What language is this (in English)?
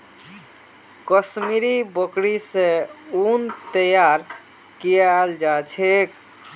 Magahi